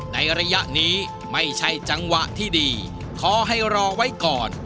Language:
Thai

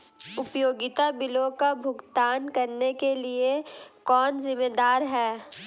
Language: Hindi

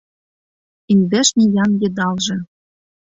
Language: Mari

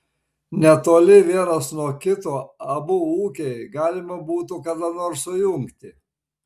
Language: Lithuanian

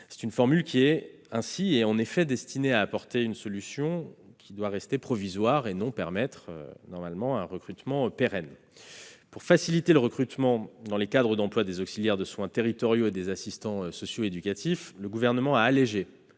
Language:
French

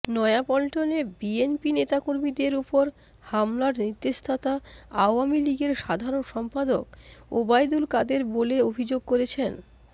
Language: Bangla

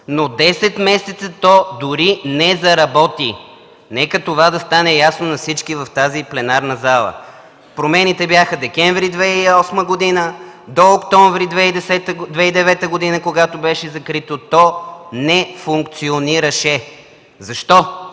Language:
Bulgarian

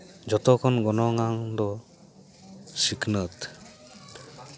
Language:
Santali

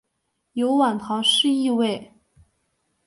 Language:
Chinese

